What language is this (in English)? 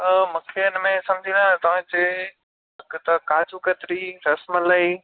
Sindhi